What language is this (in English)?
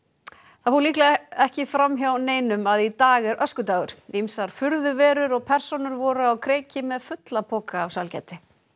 Icelandic